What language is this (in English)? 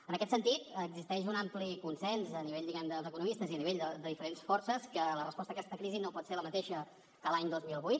Catalan